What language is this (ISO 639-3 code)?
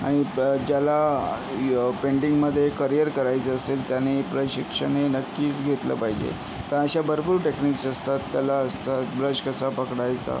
mar